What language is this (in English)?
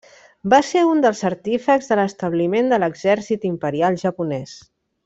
Catalan